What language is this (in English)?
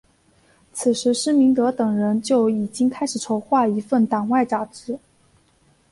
Chinese